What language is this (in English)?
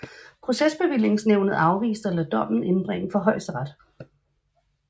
Danish